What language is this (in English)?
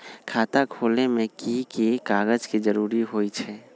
Magahi